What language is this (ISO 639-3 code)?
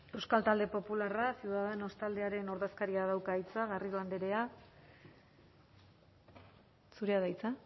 eus